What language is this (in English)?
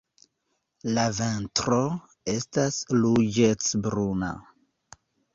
Esperanto